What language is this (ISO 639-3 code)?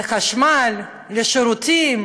heb